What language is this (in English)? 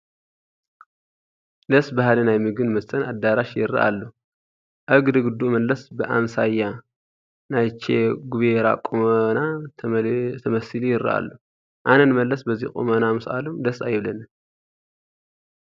Tigrinya